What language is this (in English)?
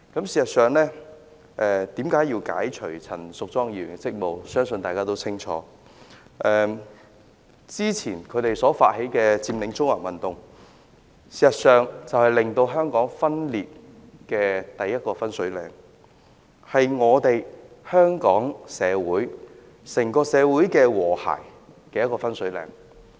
Cantonese